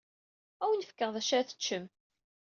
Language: Kabyle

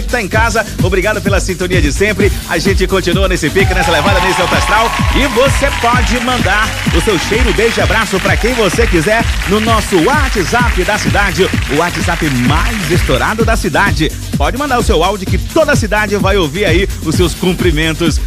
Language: Portuguese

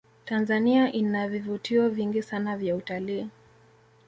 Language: Swahili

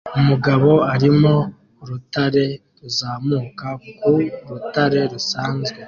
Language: Kinyarwanda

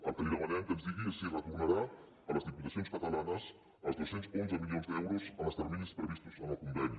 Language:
Catalan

